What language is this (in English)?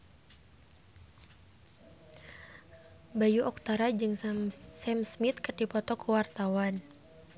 Sundanese